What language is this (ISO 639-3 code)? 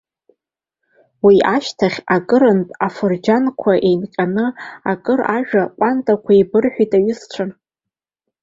abk